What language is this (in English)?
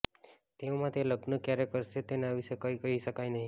Gujarati